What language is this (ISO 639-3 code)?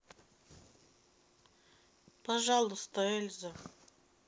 rus